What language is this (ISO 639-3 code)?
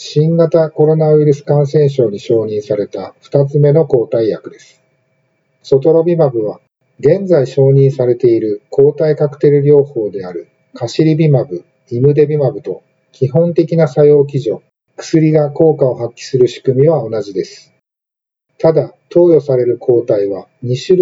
jpn